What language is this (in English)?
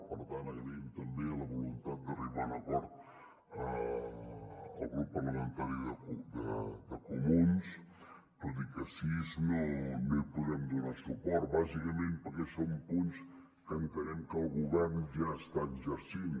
Catalan